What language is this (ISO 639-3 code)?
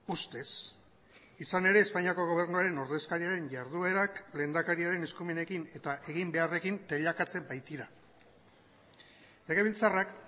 eus